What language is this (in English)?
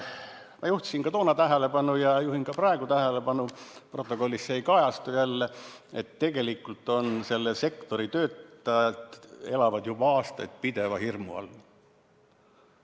Estonian